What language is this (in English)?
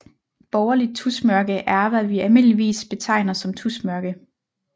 Danish